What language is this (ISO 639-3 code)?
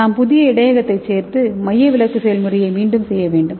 tam